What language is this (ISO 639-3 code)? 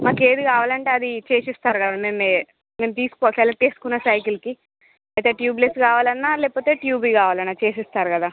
tel